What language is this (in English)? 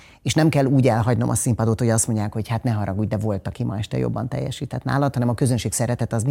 Hungarian